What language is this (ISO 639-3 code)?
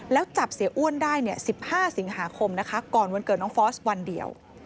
tha